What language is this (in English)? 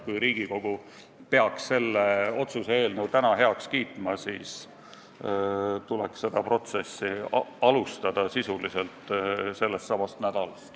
Estonian